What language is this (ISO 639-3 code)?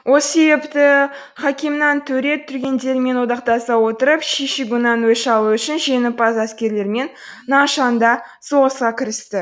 kaz